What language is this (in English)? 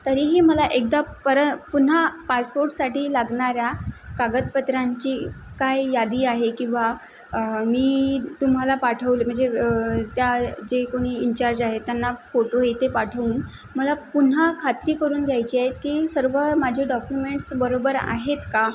Marathi